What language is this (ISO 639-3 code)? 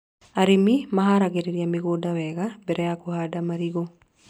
kik